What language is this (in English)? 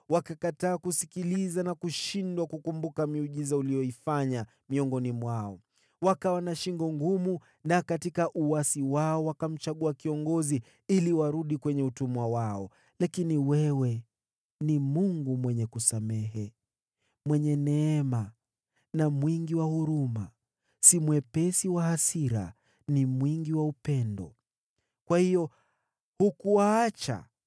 Swahili